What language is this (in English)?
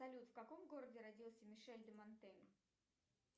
Russian